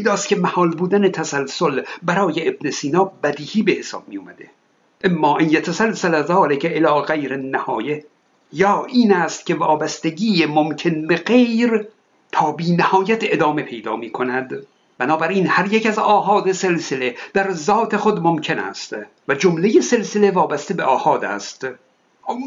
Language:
Persian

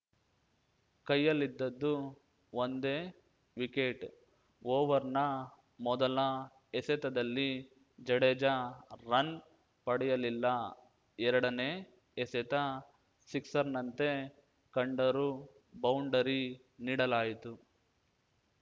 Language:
Kannada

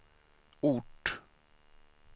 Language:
Swedish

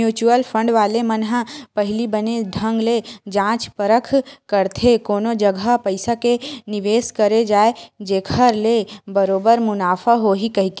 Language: Chhattisgarhi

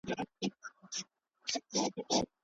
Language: Pashto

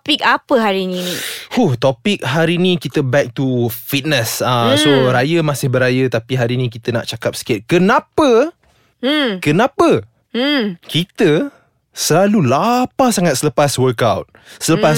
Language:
Malay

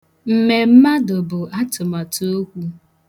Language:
Igbo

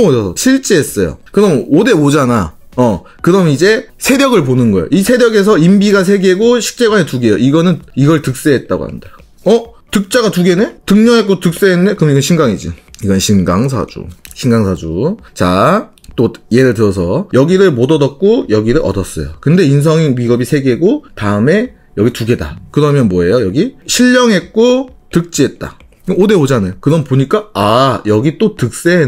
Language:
Korean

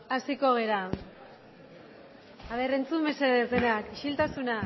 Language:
Basque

